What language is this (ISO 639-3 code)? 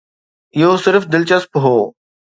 snd